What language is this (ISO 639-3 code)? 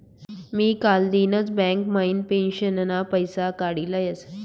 mar